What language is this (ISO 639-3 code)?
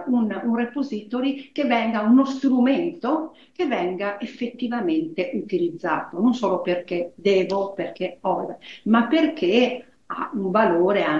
ita